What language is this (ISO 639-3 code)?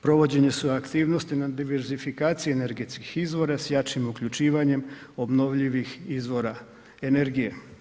hrv